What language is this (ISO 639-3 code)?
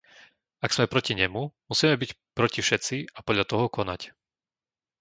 slk